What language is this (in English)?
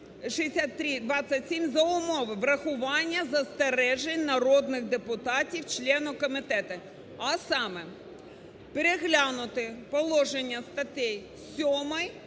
Ukrainian